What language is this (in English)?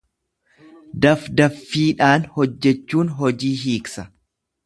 Oromo